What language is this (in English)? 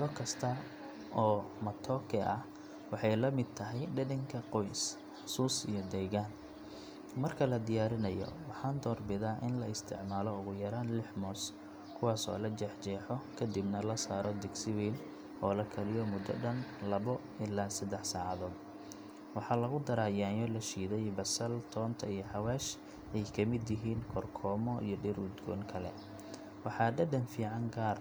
Somali